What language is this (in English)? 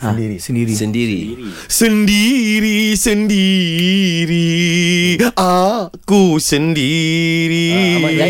Malay